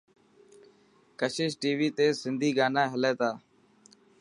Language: Dhatki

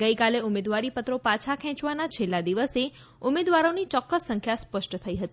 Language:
Gujarati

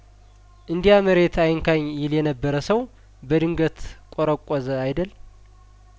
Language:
Amharic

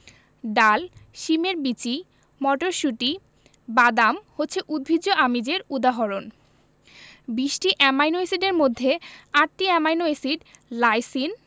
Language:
Bangla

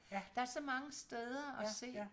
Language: Danish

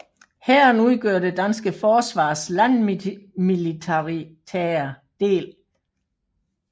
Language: Danish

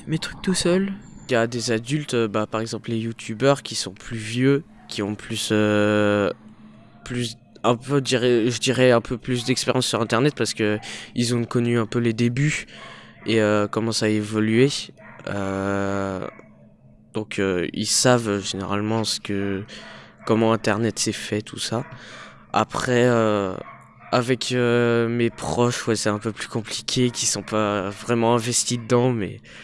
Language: French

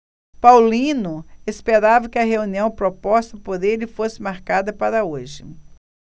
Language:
Portuguese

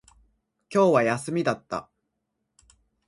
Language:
Japanese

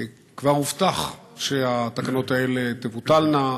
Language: Hebrew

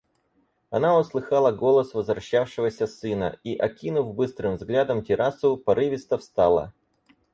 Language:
Russian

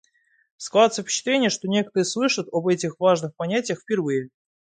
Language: Russian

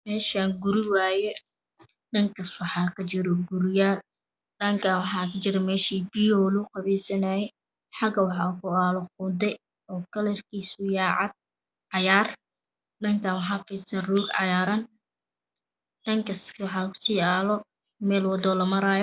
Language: Somali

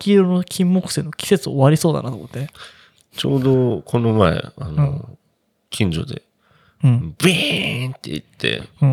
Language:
Japanese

